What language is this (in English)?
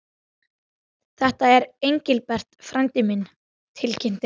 Icelandic